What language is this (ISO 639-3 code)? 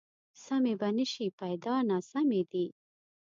pus